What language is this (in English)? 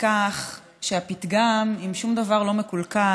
Hebrew